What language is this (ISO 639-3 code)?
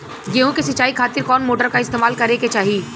bho